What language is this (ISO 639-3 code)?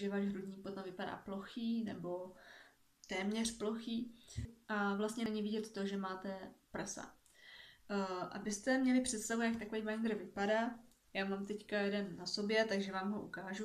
ces